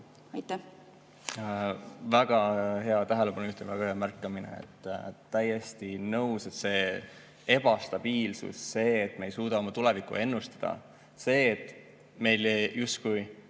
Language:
Estonian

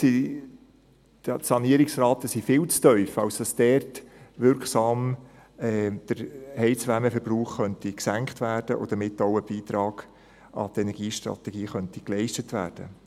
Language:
Swiss German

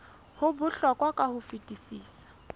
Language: Southern Sotho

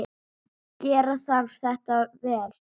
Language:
Icelandic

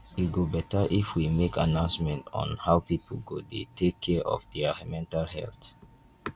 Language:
Nigerian Pidgin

